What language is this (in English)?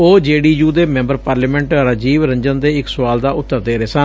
Punjabi